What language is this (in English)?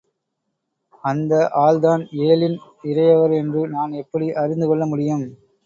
Tamil